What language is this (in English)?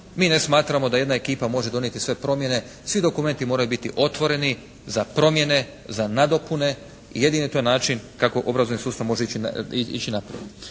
Croatian